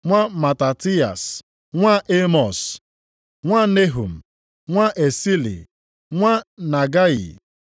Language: Igbo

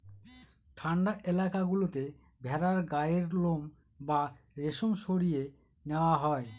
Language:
Bangla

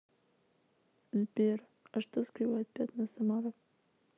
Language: Russian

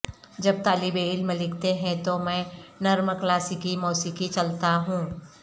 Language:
Urdu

